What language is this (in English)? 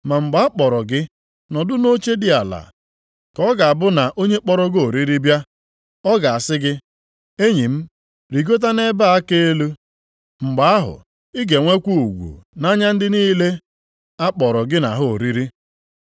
Igbo